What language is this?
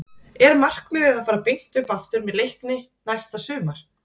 Icelandic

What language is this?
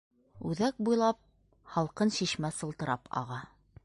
Bashkir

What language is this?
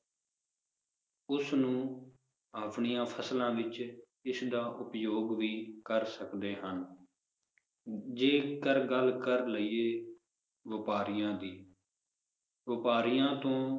Punjabi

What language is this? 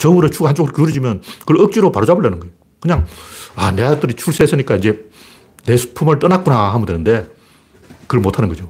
Korean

